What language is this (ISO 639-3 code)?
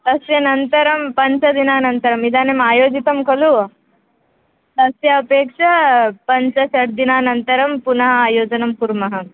san